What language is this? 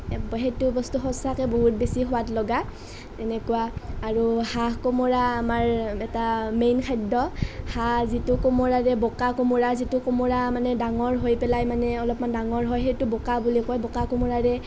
Assamese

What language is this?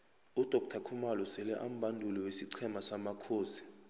South Ndebele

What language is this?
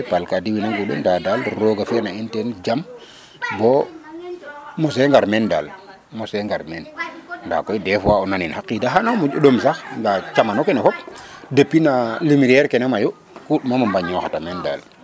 Serer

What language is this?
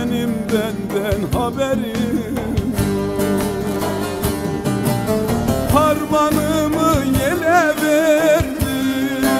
Turkish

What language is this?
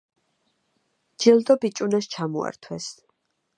Georgian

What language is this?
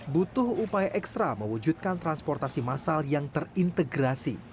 Indonesian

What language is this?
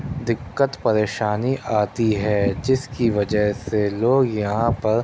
Urdu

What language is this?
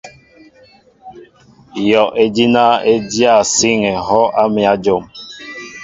Mbo (Cameroon)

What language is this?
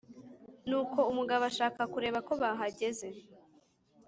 Kinyarwanda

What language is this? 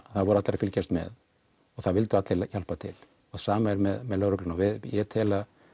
Icelandic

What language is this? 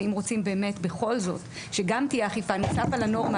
Hebrew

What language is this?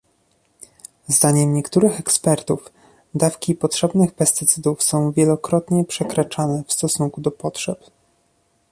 Polish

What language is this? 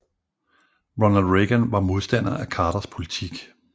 Danish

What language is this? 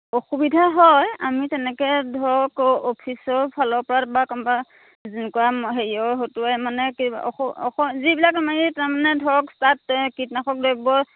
Assamese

